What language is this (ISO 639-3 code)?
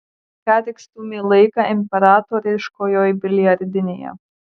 lit